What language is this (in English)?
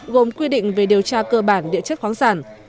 Vietnamese